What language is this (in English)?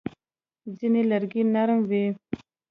Pashto